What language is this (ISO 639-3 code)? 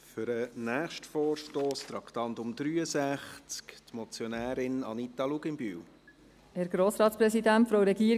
gsw